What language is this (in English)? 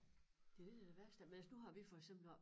Danish